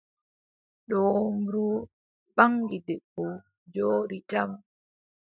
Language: Adamawa Fulfulde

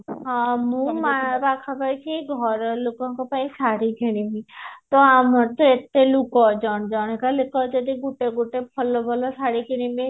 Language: Odia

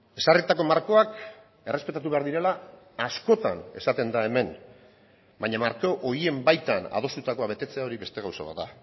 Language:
Basque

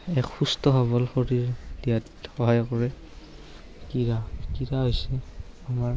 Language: Assamese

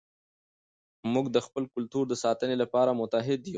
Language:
Pashto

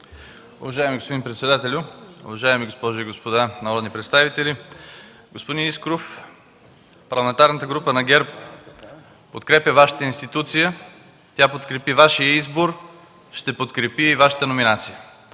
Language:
Bulgarian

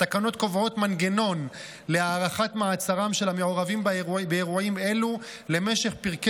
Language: Hebrew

